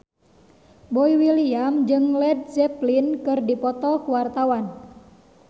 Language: Sundanese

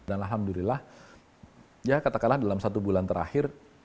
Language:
Indonesian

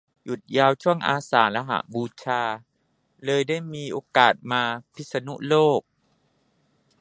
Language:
Thai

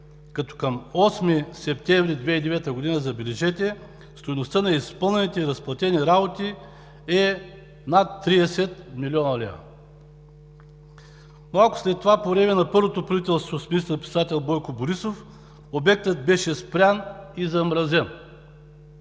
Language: Bulgarian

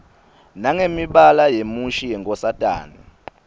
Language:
Swati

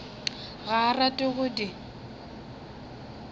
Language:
Northern Sotho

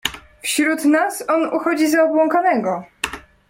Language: Polish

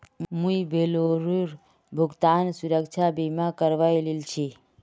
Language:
Magahi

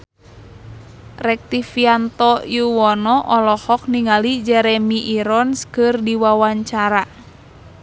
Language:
Sundanese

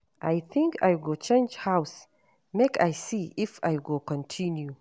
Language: Nigerian Pidgin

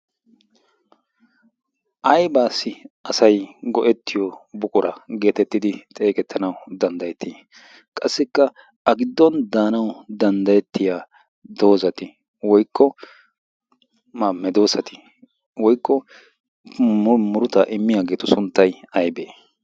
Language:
Wolaytta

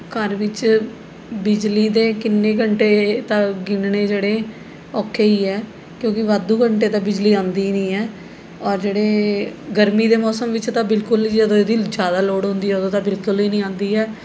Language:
Punjabi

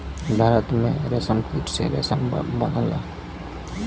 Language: Bhojpuri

